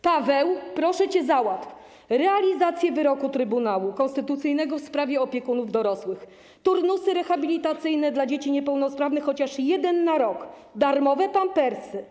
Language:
Polish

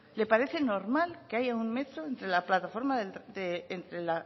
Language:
Spanish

